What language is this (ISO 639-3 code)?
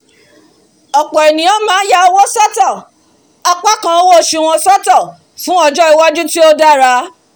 yor